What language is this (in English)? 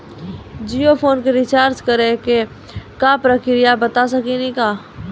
Maithili